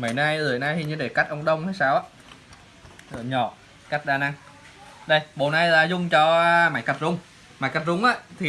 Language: Vietnamese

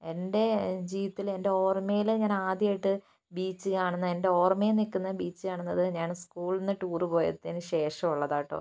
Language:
Malayalam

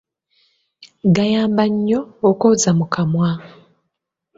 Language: Ganda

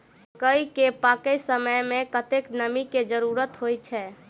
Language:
Maithili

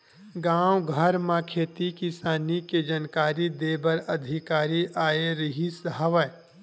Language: Chhattisgarhi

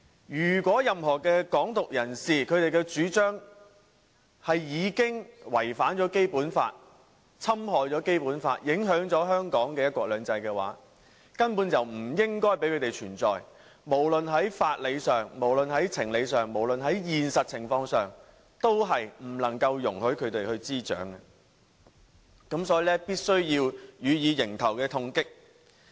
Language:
Cantonese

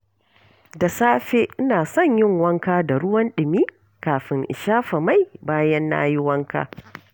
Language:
Hausa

